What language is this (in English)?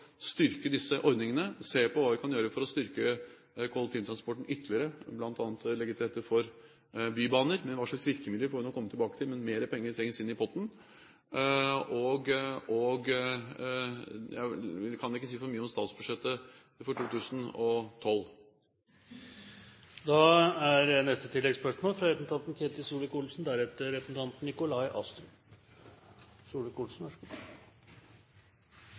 Norwegian Bokmål